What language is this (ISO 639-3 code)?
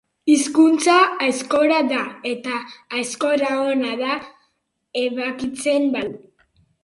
eus